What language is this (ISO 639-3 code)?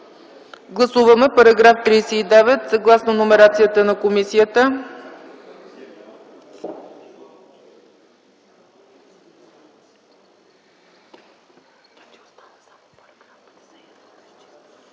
bul